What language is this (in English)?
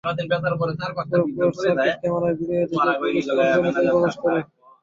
Bangla